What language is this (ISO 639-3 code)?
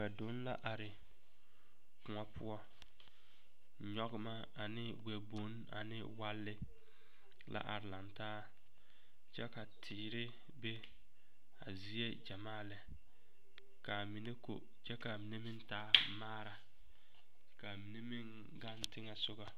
dga